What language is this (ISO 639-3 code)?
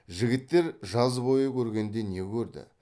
kaz